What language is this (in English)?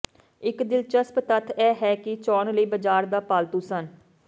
Punjabi